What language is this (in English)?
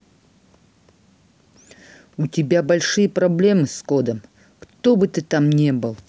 Russian